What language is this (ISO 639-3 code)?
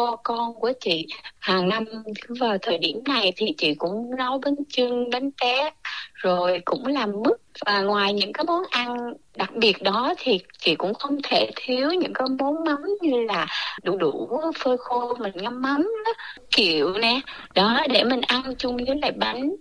vie